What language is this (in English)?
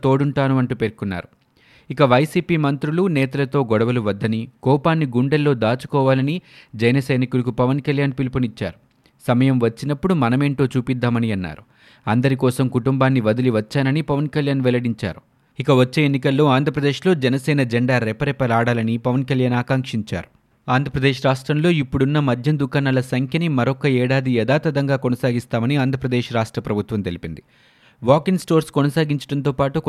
Telugu